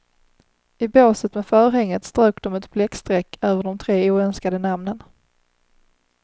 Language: Swedish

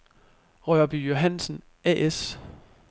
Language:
Danish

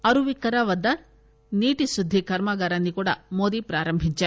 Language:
Telugu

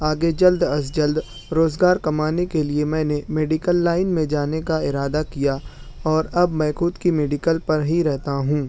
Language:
Urdu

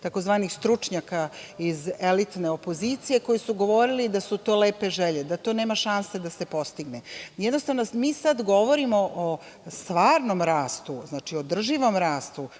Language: Serbian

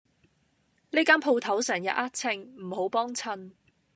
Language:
Cantonese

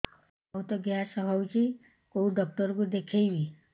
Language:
Odia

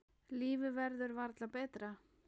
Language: Icelandic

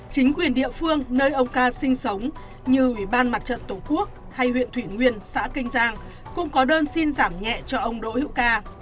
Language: Vietnamese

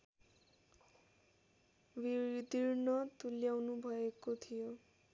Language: Nepali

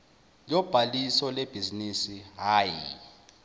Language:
Zulu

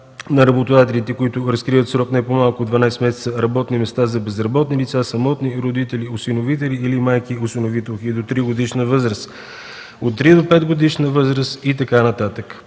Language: Bulgarian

